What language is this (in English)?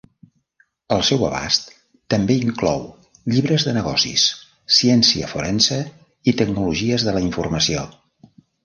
Catalan